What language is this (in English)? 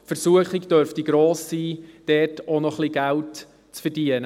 Swiss German